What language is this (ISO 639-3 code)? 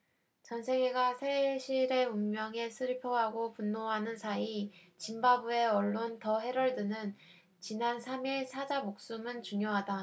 kor